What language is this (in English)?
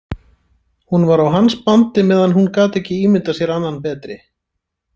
Icelandic